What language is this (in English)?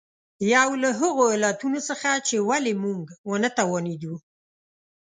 Pashto